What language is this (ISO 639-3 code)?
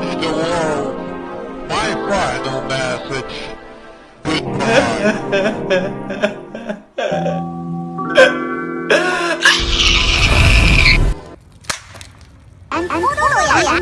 kor